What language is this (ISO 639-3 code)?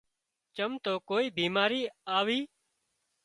kxp